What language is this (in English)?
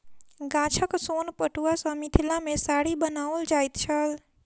Maithili